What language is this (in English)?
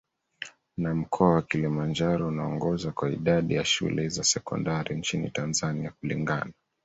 Swahili